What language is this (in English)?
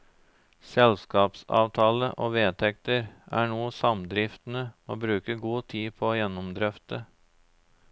Norwegian